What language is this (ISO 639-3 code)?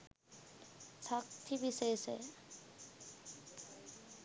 sin